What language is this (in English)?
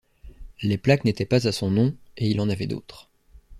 French